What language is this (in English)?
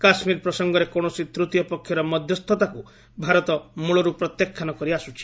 Odia